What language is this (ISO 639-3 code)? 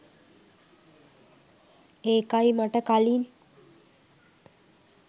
sin